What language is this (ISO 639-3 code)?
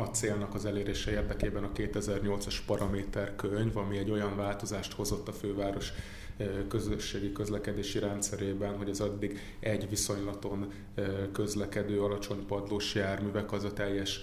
hun